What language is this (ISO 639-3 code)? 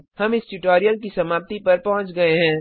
hin